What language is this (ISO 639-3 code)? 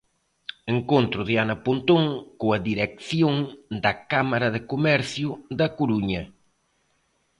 glg